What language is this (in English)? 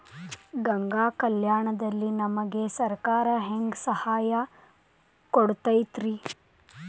Kannada